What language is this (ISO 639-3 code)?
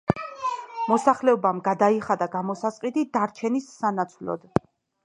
kat